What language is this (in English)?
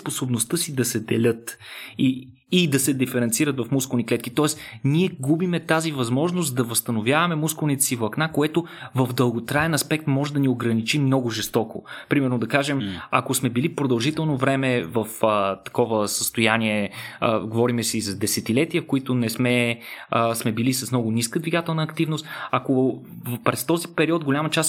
Bulgarian